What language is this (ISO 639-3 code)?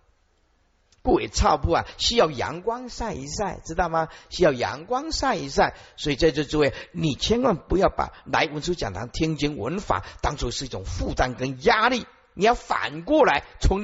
zho